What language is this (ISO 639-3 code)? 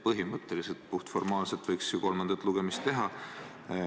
est